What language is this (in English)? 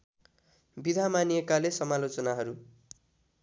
Nepali